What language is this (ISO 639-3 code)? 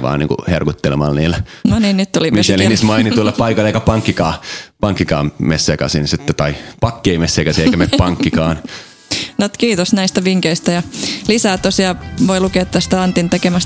fin